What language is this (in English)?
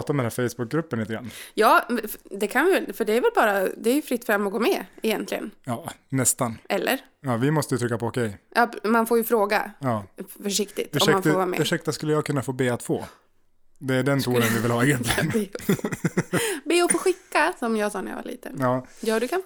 Swedish